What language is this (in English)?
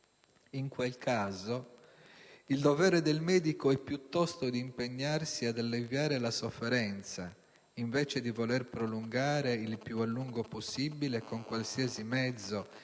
Italian